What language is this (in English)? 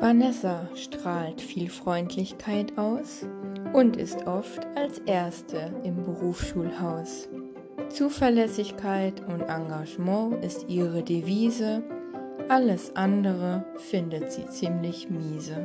German